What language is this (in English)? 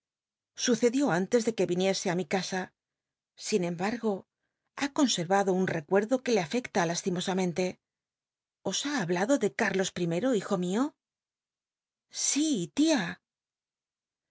Spanish